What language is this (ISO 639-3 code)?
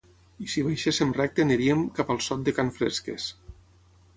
cat